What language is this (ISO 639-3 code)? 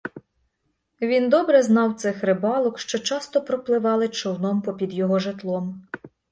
ukr